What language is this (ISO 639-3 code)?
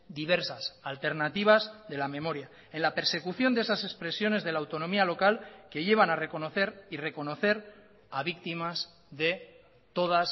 spa